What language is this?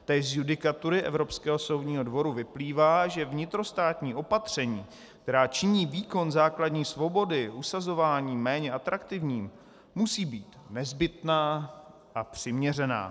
Czech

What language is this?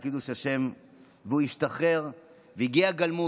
Hebrew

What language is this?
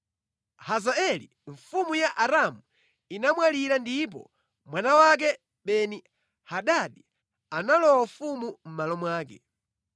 Nyanja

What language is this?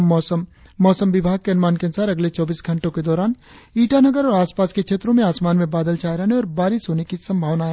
Hindi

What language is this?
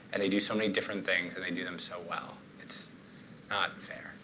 English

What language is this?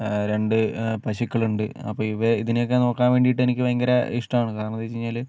Malayalam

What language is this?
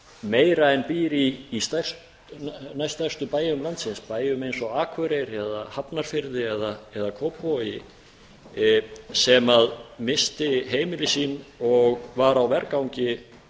Icelandic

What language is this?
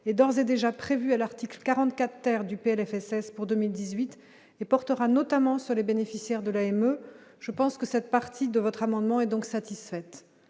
French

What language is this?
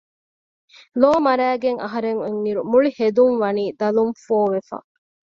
Divehi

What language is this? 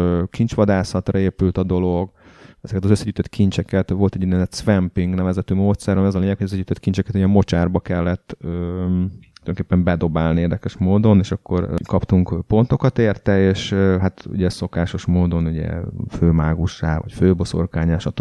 Hungarian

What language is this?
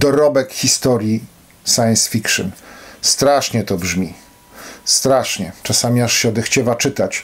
Polish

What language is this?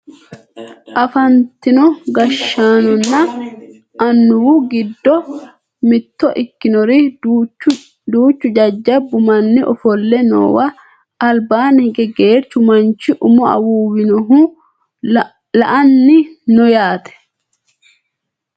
Sidamo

